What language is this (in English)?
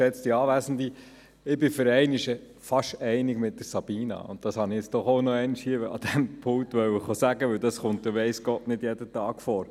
Swiss German